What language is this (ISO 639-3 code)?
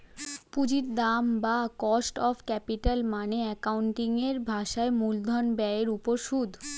ben